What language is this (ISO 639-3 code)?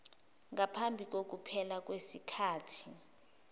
zul